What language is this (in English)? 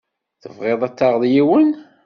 Kabyle